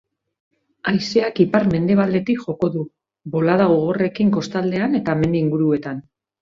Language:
Basque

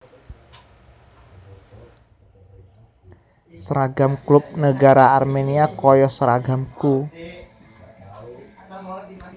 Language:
Javanese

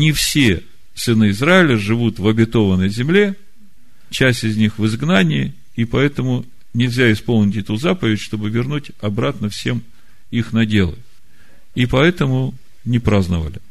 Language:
Russian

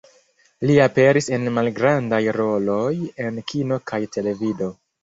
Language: Esperanto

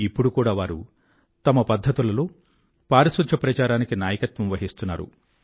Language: Telugu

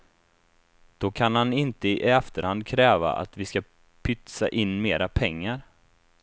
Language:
Swedish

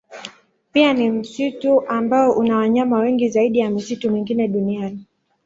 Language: Swahili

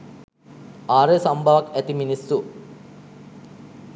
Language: Sinhala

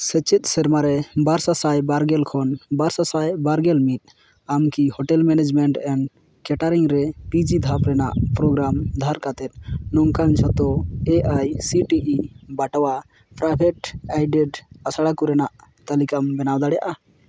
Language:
Santali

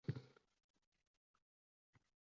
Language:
Uzbek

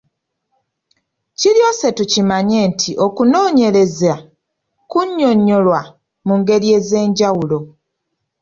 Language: Ganda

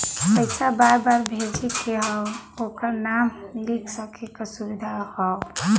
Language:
Bhojpuri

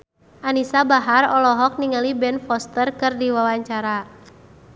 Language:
Sundanese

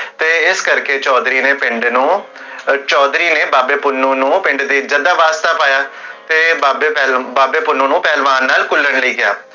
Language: Punjabi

